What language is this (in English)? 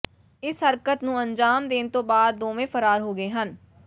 Punjabi